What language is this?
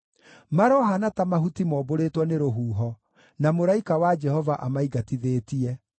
Kikuyu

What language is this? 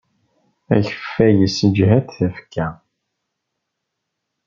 Kabyle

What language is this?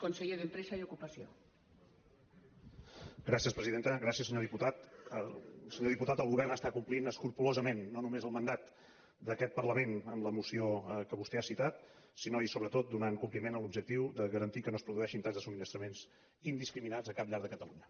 Catalan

